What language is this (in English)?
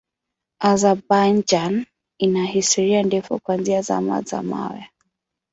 Swahili